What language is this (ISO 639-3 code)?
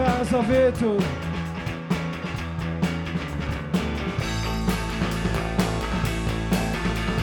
slk